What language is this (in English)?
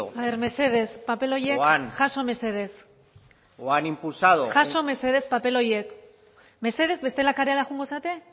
Basque